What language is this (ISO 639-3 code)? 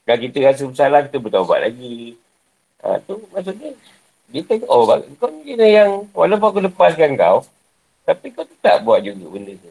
msa